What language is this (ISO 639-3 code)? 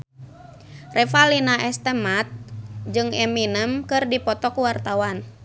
sun